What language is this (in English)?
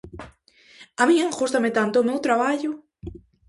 Galician